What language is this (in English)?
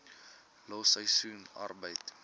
Afrikaans